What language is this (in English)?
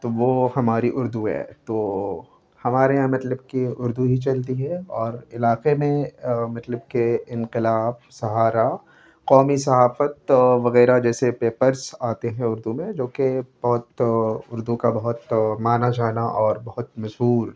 Urdu